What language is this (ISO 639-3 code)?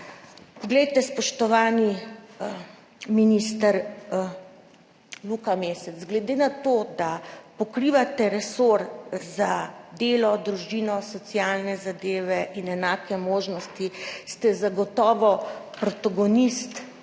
slv